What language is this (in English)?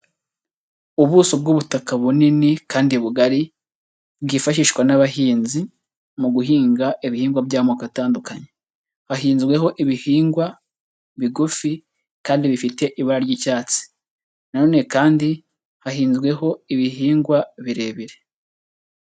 Kinyarwanda